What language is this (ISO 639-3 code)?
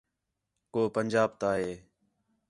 xhe